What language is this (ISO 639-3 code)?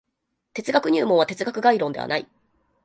jpn